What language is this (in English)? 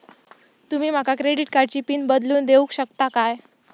Marathi